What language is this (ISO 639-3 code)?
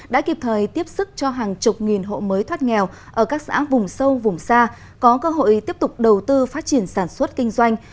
vie